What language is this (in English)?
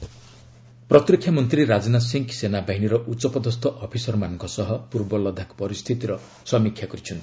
Odia